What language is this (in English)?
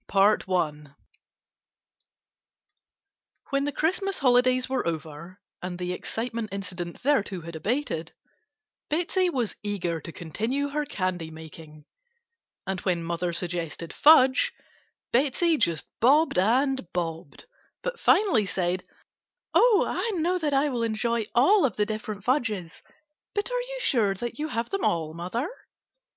English